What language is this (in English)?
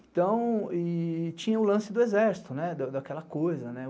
Portuguese